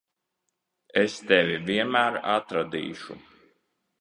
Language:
Latvian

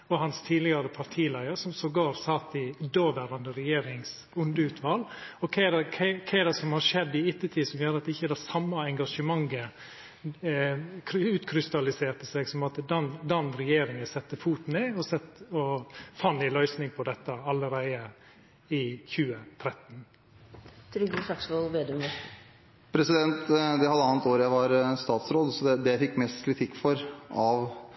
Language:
Norwegian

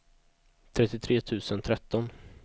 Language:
Swedish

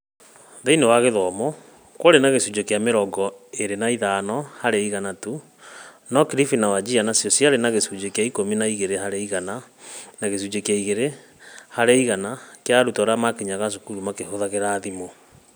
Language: Kikuyu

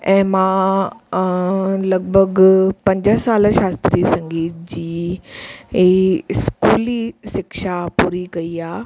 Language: Sindhi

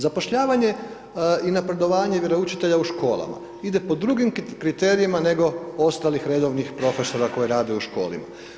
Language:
Croatian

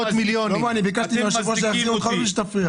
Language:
Hebrew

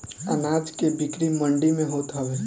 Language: Bhojpuri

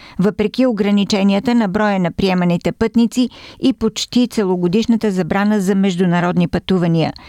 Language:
Bulgarian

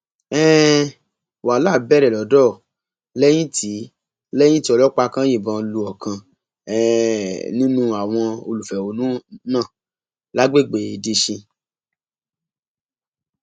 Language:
Yoruba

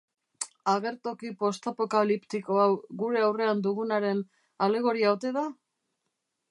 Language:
Basque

